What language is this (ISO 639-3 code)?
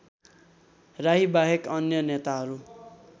nep